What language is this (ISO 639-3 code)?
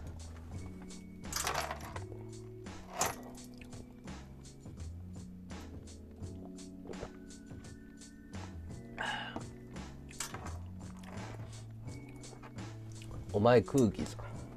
jpn